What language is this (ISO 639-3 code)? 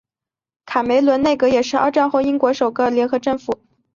zho